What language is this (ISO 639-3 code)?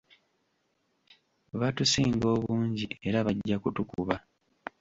lug